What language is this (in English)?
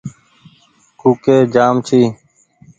Goaria